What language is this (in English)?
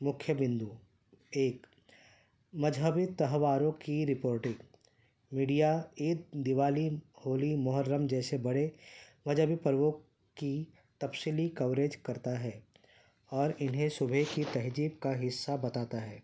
Urdu